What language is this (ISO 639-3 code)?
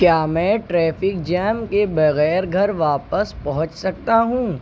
urd